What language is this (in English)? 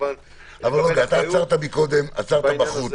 Hebrew